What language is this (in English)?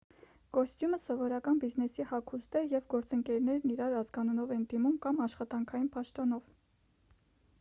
Armenian